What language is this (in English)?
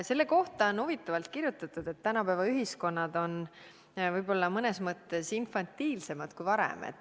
Estonian